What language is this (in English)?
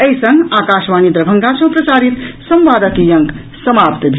Maithili